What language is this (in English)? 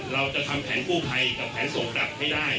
Thai